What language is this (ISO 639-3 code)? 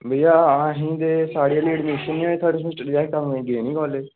doi